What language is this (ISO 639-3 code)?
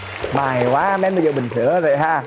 vie